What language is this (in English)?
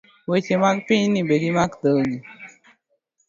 Luo (Kenya and Tanzania)